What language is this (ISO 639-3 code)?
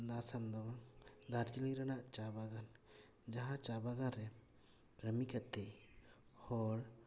sat